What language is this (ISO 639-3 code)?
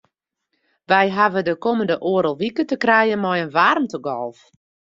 fry